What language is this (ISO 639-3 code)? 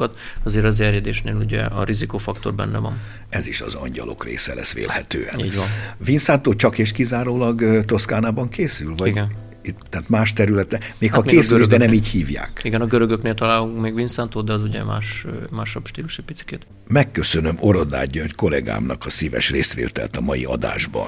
hun